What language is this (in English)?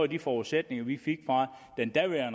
Danish